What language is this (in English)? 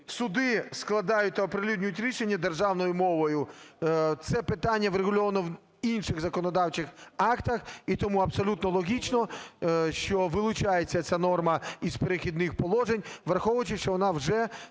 Ukrainian